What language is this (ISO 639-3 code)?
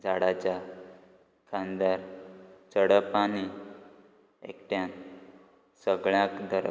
kok